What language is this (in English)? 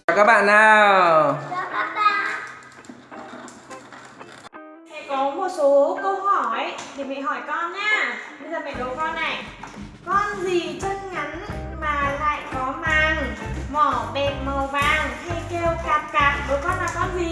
Vietnamese